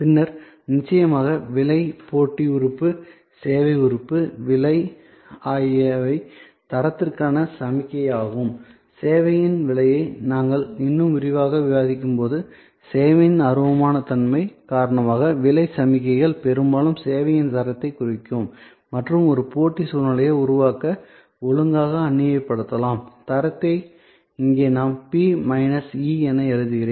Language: Tamil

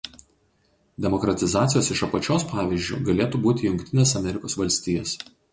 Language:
Lithuanian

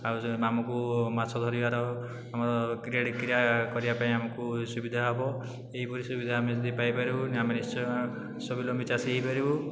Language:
Odia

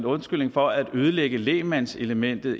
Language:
Danish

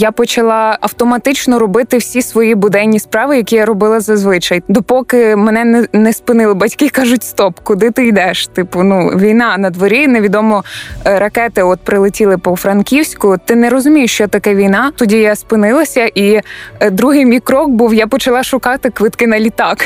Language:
Ukrainian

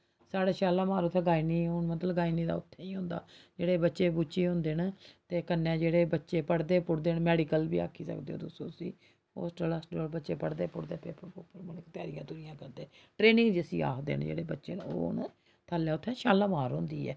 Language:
Dogri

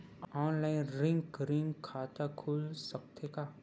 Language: Chhattisgarhi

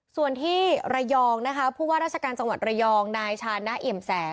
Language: Thai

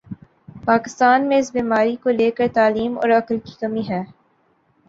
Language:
Urdu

